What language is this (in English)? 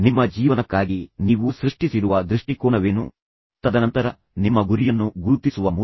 Kannada